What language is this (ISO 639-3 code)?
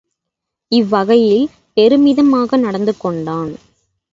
tam